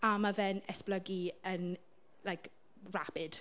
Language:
Welsh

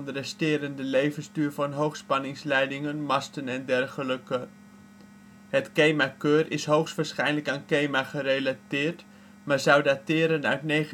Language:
Dutch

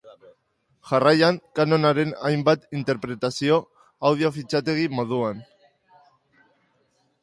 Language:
Basque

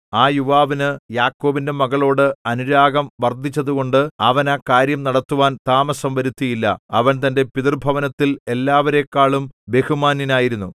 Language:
Malayalam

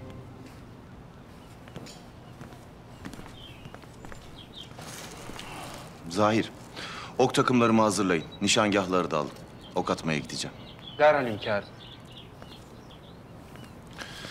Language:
Turkish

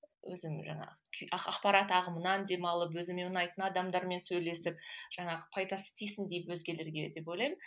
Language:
Kazakh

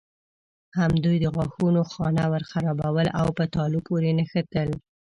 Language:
Pashto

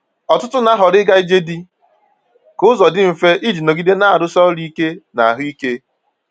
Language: Igbo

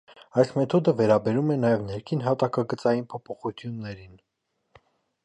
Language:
Armenian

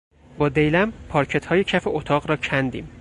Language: Persian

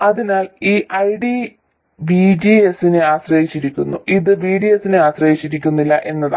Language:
Malayalam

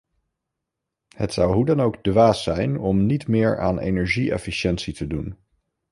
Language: Dutch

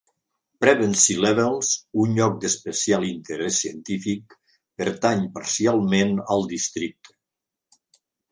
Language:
Catalan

